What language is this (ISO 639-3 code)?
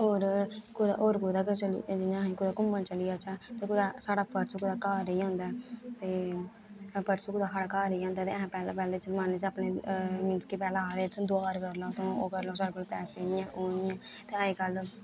doi